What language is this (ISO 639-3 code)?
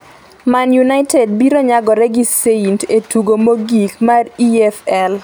luo